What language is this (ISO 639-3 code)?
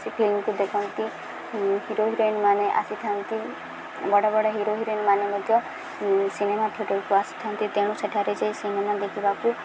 ori